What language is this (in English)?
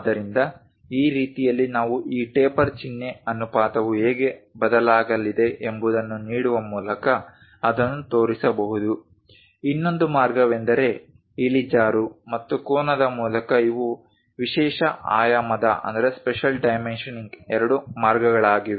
Kannada